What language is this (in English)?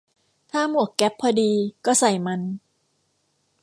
Thai